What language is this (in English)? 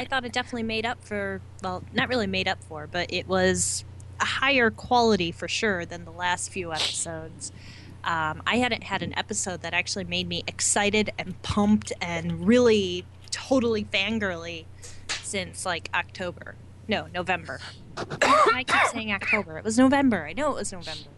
English